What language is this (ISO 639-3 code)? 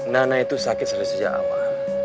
ind